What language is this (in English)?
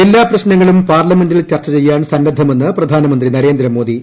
Malayalam